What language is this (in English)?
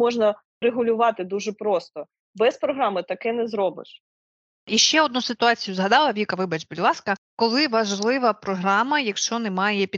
Ukrainian